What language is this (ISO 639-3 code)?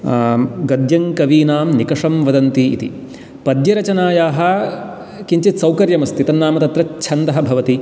san